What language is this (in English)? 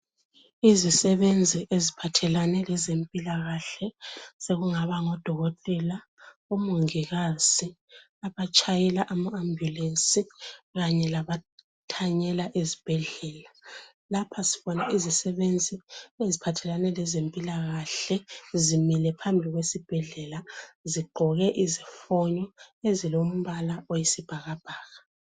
North Ndebele